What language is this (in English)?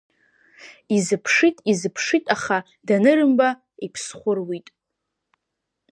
Abkhazian